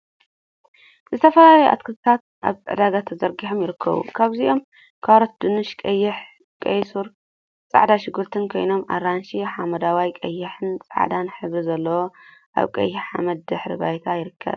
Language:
Tigrinya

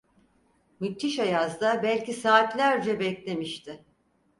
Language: Turkish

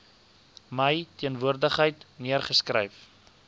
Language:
Afrikaans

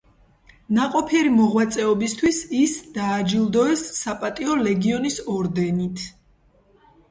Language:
Georgian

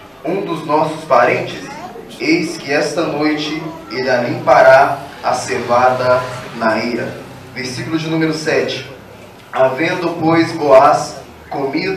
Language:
Portuguese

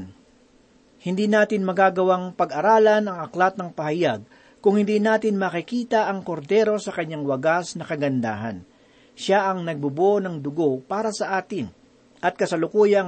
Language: Filipino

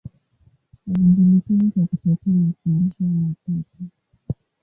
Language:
Swahili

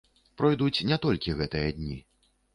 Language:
Belarusian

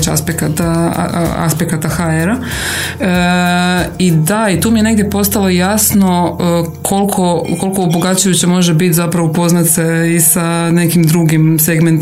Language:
Croatian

